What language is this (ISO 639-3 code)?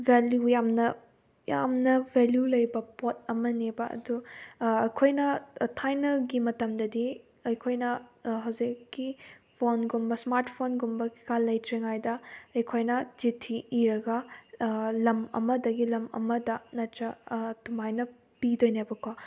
mni